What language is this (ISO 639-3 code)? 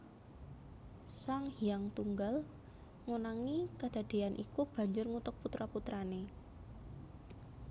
jav